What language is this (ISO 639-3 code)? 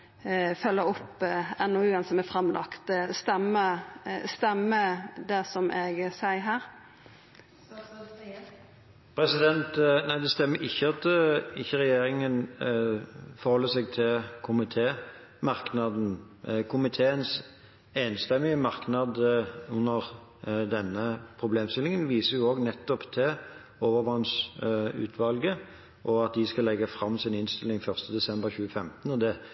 nor